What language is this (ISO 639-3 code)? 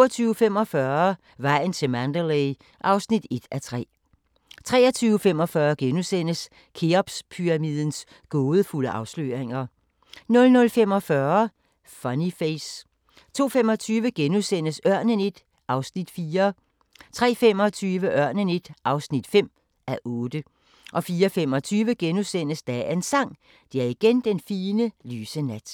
dan